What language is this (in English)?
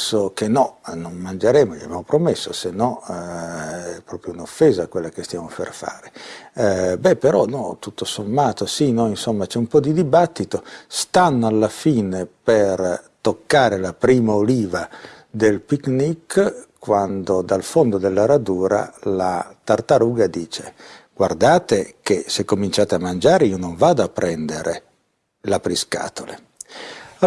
Italian